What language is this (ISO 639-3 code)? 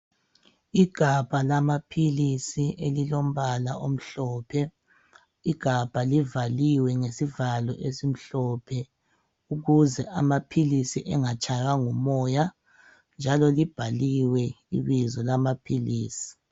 nde